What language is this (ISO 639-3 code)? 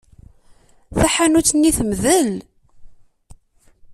kab